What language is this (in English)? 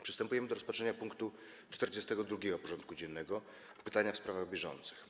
Polish